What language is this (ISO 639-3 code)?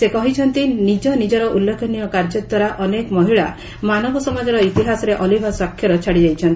ori